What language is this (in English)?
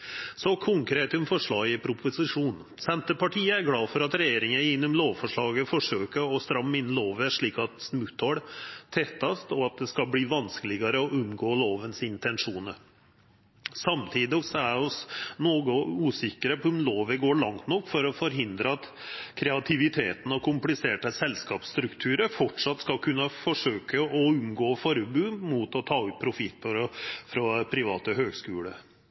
Norwegian Nynorsk